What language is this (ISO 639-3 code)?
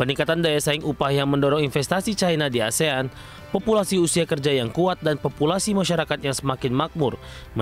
ind